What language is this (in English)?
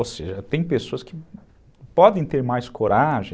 Portuguese